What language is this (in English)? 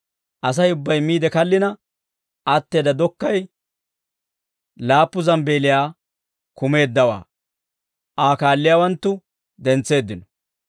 Dawro